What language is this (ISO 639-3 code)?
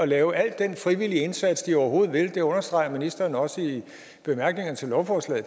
dan